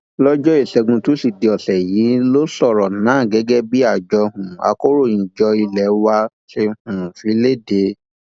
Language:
Yoruba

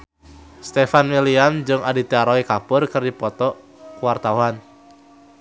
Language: Sundanese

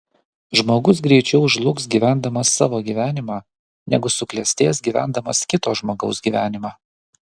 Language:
Lithuanian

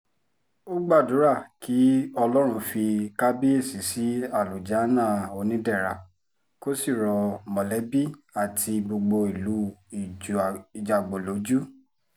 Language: Yoruba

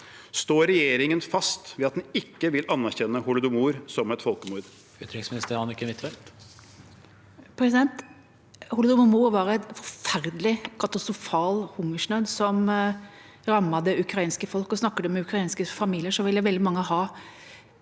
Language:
Norwegian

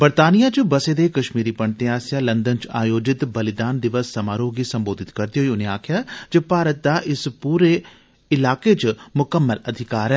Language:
Dogri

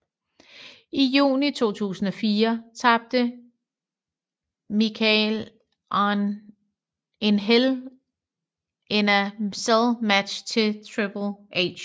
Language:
Danish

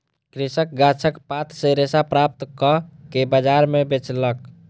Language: Maithili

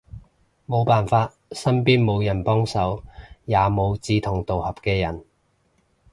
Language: Cantonese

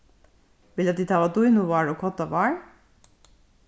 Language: Faroese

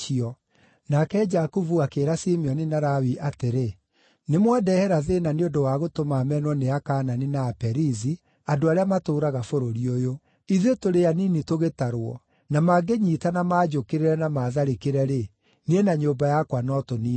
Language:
Kikuyu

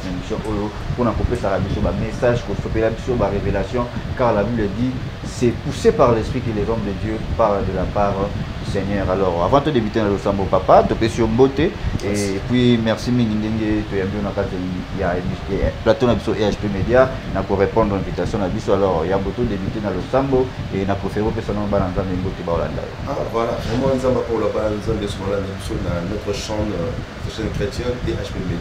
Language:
French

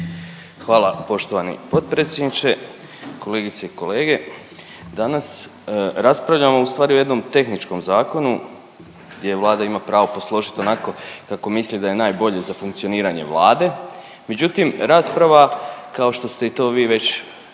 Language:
Croatian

